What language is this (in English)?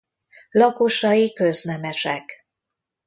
Hungarian